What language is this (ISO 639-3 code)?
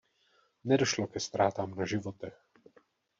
ces